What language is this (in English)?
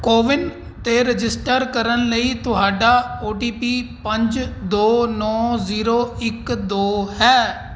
Punjabi